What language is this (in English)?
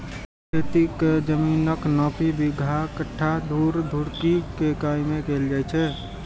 Maithili